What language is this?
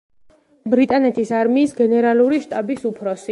Georgian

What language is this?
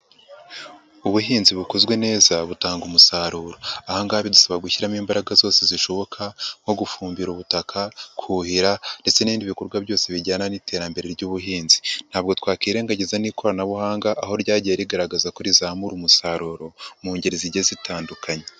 Kinyarwanda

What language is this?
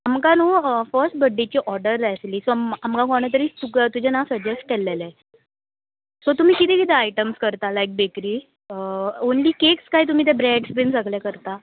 Konkani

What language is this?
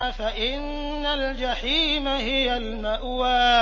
Arabic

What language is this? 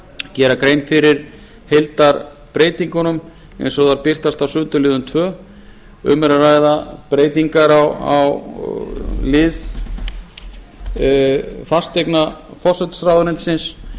Icelandic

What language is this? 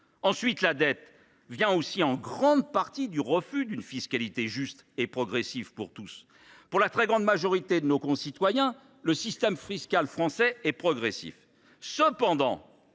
French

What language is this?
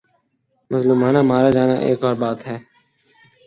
Urdu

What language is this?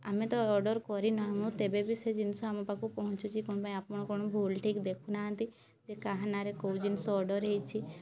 Odia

